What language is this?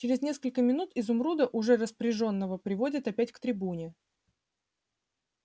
Russian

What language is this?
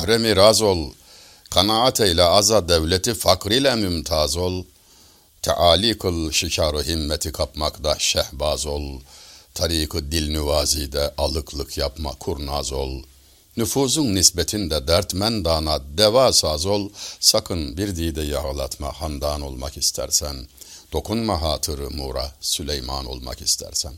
Turkish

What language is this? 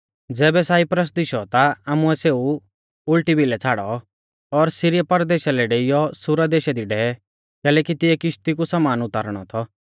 Mahasu Pahari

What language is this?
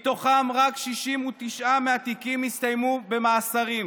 Hebrew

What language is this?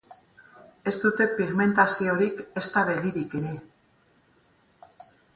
Basque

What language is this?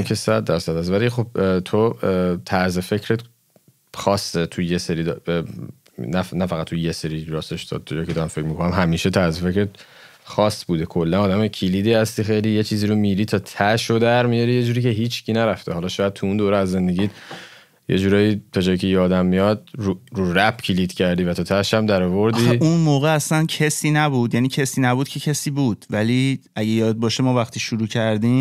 Persian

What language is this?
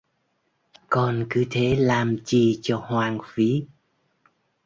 Vietnamese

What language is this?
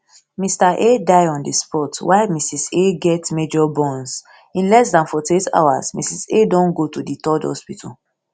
Nigerian Pidgin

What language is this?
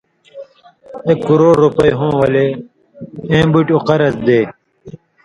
Indus Kohistani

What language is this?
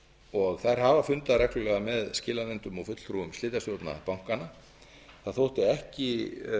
Icelandic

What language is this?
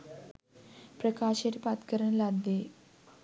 Sinhala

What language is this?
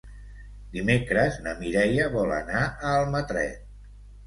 Catalan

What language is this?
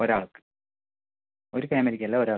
Malayalam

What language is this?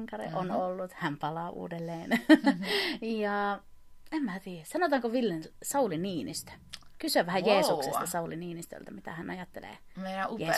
Finnish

